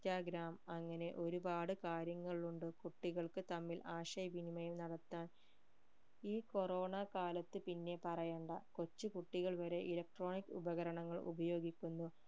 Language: Malayalam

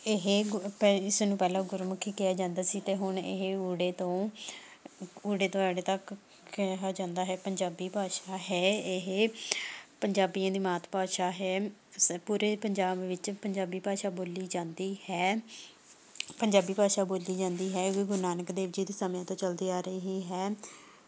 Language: Punjabi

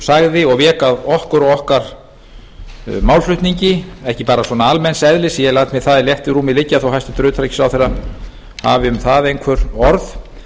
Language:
Icelandic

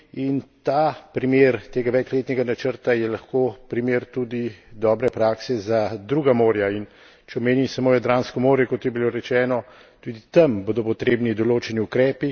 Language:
Slovenian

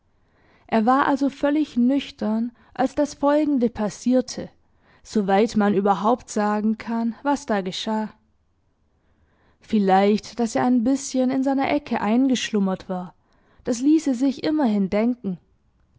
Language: German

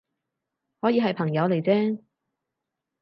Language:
Cantonese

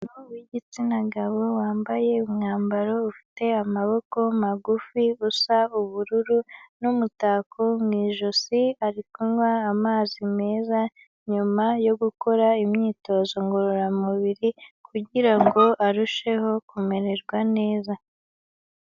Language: Kinyarwanda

